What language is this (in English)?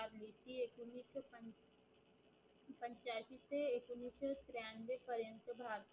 Marathi